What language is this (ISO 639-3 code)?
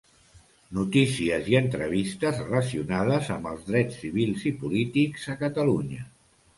cat